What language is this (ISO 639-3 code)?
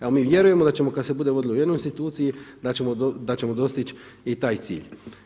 hrv